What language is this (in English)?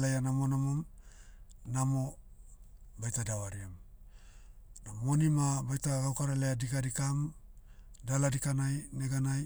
Motu